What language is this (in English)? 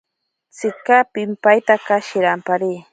Ashéninka Perené